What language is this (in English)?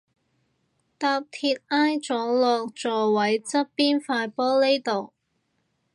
Cantonese